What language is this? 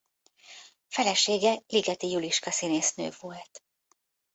Hungarian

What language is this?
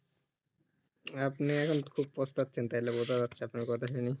Bangla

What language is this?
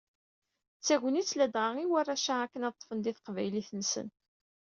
Kabyle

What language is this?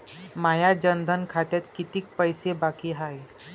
Marathi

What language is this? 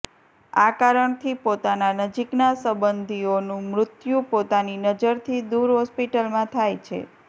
Gujarati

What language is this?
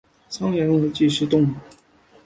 Chinese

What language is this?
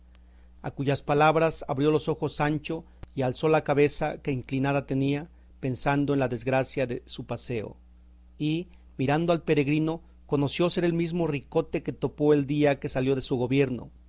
Spanish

